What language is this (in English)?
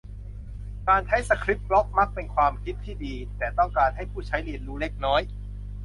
Thai